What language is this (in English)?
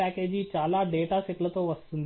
Telugu